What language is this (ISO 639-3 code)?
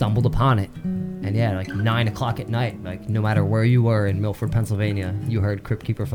eng